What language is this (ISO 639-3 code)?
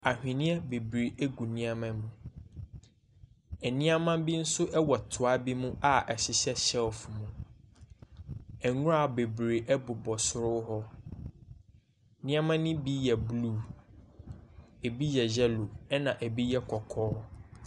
aka